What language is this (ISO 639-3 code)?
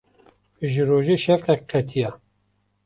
kur